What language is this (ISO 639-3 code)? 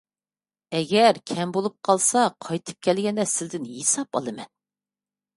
uig